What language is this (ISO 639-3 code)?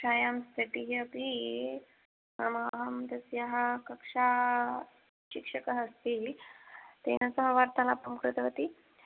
san